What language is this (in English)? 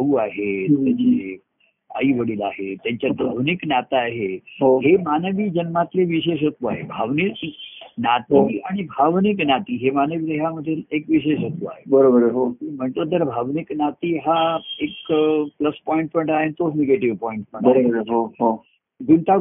Marathi